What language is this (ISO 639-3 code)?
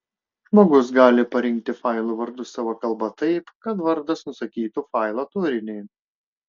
lit